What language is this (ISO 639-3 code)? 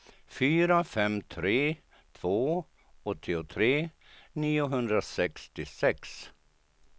swe